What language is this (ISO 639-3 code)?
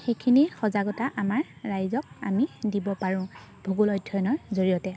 asm